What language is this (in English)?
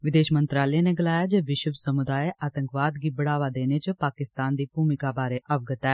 Dogri